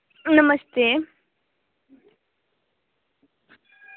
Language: Dogri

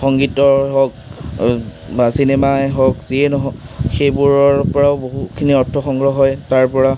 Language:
Assamese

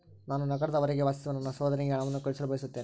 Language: Kannada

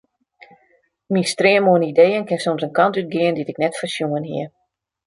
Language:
Western Frisian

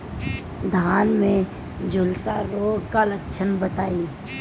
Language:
Bhojpuri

